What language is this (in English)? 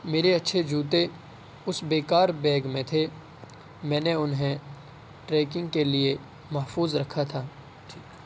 Urdu